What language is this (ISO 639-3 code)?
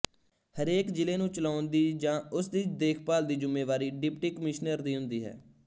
pan